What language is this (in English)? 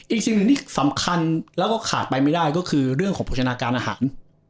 Thai